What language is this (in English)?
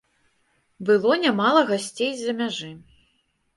Belarusian